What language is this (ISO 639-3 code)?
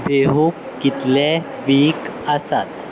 kok